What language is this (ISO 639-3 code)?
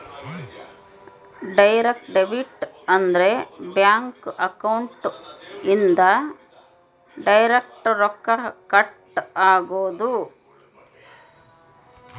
kan